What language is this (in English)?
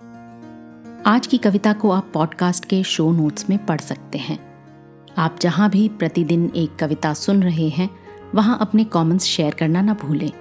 Hindi